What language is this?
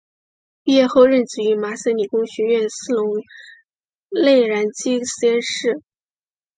Chinese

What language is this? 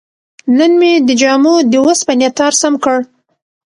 Pashto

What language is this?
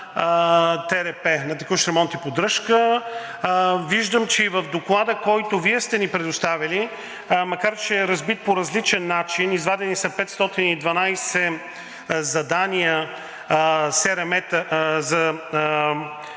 Bulgarian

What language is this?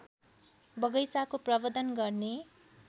Nepali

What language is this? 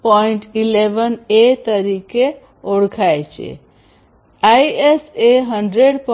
Gujarati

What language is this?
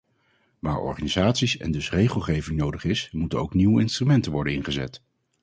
Dutch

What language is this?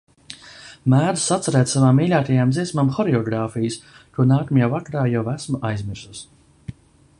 Latvian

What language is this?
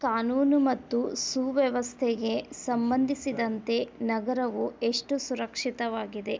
Kannada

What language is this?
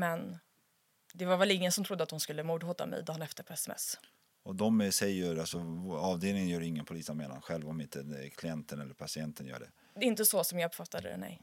Swedish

